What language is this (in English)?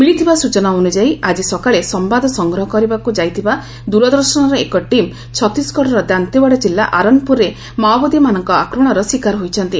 Odia